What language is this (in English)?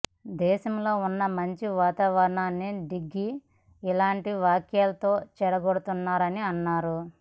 Telugu